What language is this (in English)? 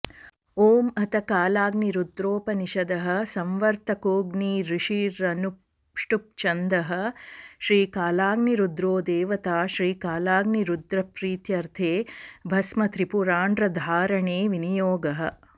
Sanskrit